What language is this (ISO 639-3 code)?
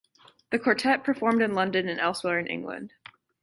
eng